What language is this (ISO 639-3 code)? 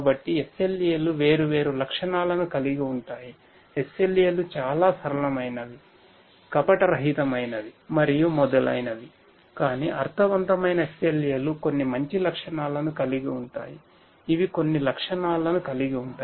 tel